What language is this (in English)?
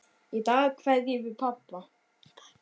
Icelandic